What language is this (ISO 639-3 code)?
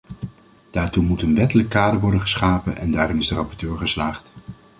nld